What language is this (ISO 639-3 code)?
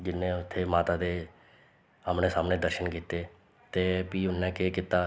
doi